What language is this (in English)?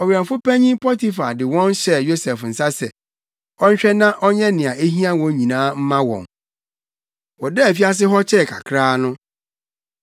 Akan